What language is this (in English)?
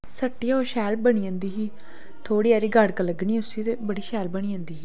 Dogri